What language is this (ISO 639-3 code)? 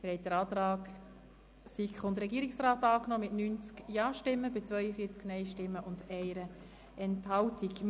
gsw